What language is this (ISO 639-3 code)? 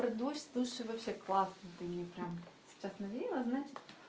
rus